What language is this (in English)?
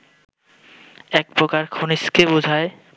Bangla